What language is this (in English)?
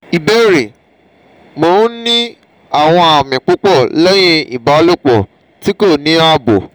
Yoruba